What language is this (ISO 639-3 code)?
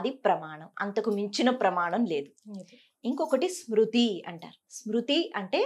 tel